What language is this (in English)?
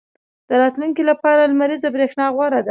Pashto